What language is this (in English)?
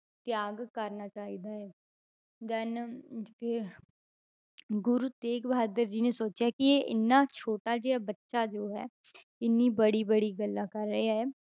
Punjabi